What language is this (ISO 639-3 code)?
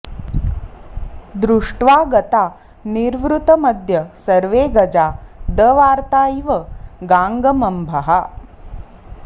san